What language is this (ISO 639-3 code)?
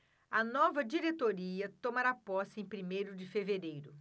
por